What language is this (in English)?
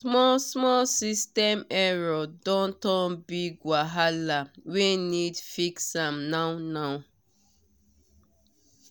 Nigerian Pidgin